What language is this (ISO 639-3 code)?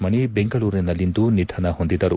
kan